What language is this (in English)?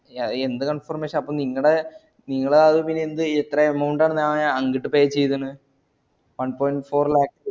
Malayalam